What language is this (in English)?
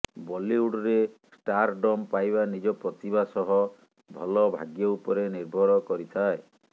Odia